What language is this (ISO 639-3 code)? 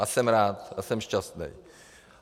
ces